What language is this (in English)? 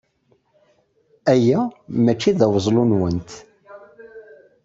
Kabyle